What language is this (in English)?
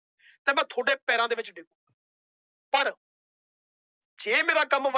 Punjabi